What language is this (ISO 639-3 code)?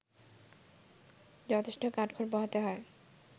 ben